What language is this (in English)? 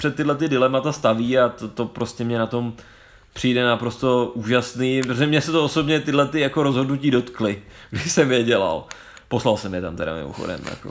Czech